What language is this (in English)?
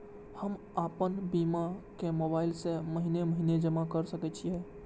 Maithili